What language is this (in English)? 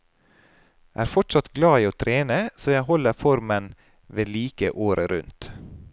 Norwegian